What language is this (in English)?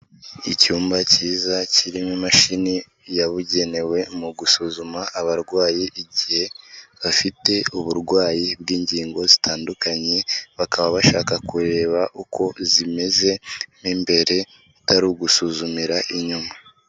Kinyarwanda